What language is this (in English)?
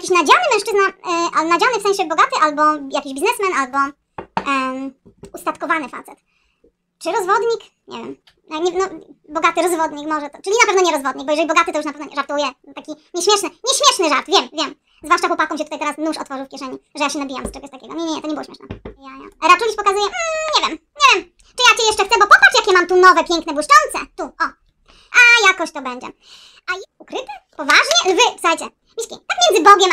Polish